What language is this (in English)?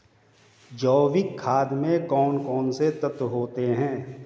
Hindi